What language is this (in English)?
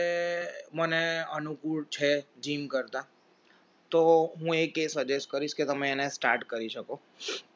Gujarati